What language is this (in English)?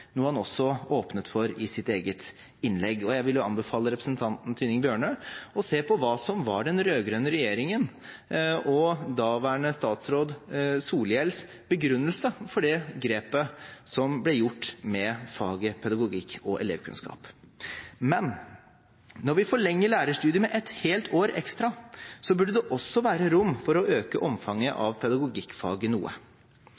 Norwegian Bokmål